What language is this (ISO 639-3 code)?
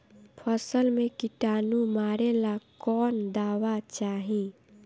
bho